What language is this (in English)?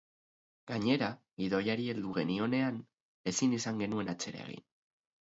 Basque